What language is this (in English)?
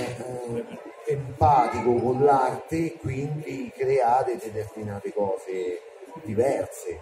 Italian